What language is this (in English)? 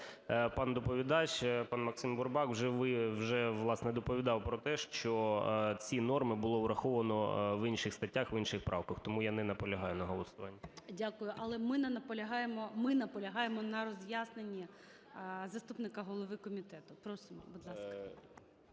Ukrainian